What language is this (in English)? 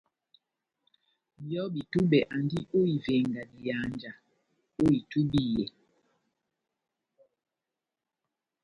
Batanga